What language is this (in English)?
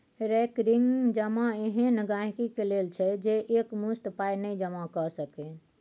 Maithili